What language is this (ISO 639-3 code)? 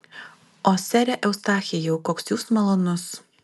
lit